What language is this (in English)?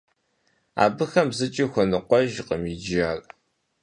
Kabardian